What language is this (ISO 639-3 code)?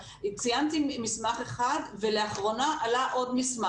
heb